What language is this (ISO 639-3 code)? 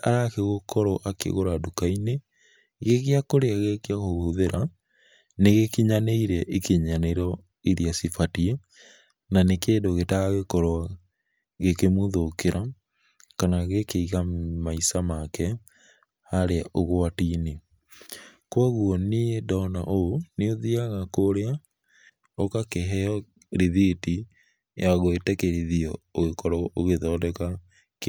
kik